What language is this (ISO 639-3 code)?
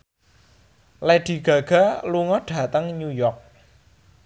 jav